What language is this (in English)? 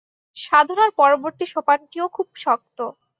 Bangla